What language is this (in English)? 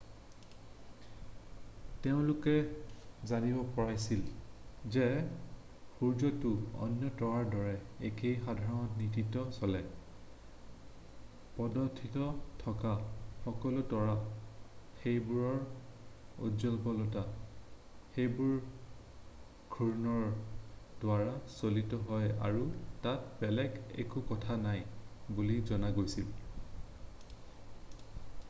Assamese